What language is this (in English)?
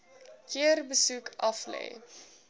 Afrikaans